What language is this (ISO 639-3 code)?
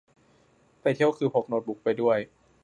tha